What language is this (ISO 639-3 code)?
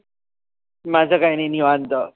mar